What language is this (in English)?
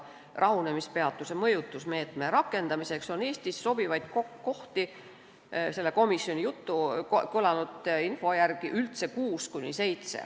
Estonian